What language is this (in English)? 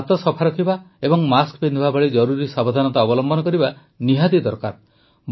Odia